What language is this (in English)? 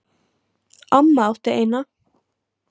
Icelandic